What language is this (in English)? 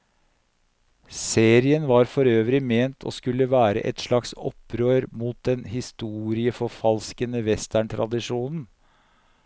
Norwegian